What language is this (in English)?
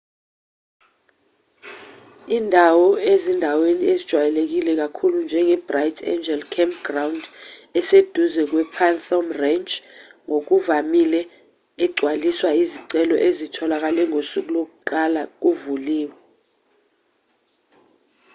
Zulu